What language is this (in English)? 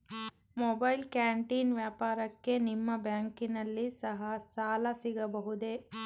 Kannada